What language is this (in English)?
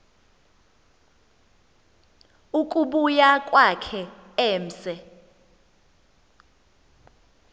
Xhosa